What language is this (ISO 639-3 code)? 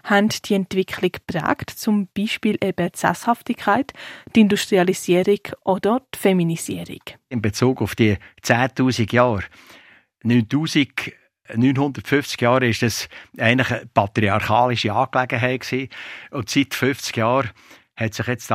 deu